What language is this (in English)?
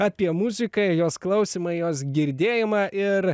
Lithuanian